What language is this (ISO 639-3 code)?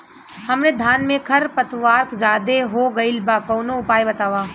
bho